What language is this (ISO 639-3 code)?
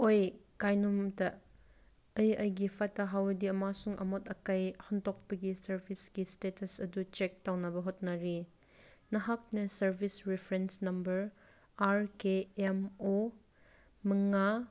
mni